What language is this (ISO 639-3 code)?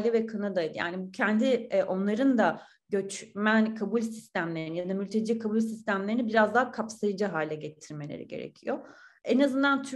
tur